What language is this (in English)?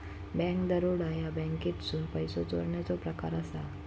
Marathi